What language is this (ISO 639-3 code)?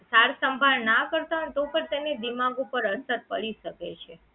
guj